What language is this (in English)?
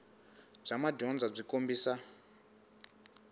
Tsonga